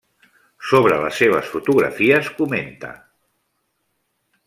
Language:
Catalan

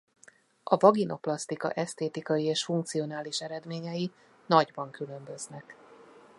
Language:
Hungarian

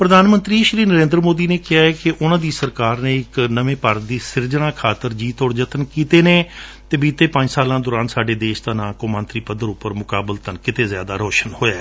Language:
Punjabi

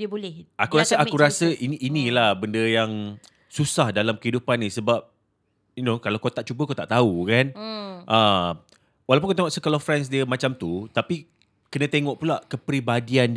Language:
Malay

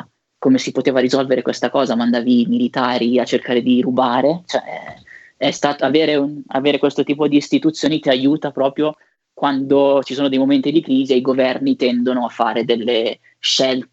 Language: Italian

